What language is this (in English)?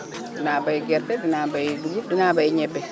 Wolof